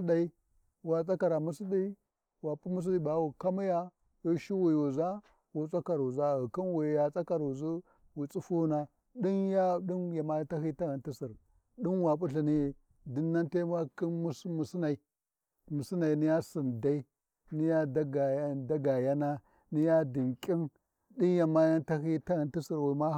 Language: Warji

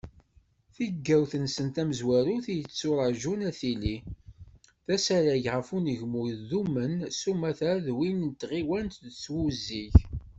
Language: Kabyle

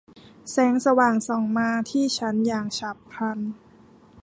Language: Thai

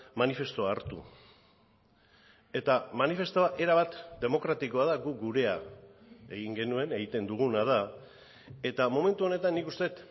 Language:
Basque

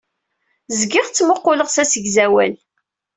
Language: Kabyle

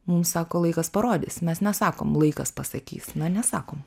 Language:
Lithuanian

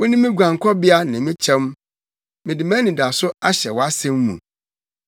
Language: Akan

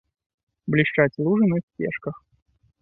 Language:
Belarusian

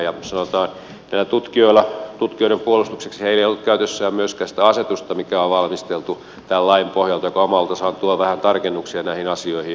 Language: Finnish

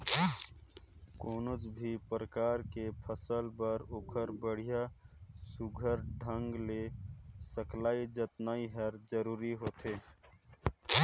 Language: Chhattisgarhi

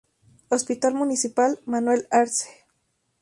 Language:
Spanish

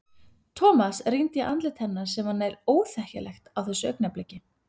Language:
Icelandic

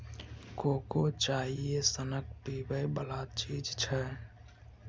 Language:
Maithili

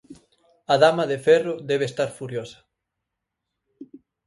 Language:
Galician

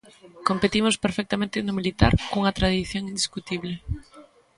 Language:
Galician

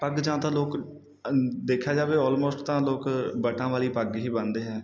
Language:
Punjabi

